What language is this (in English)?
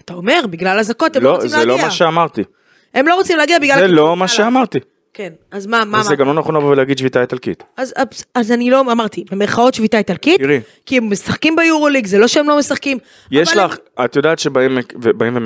Hebrew